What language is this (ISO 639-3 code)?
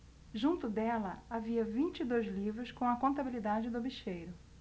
por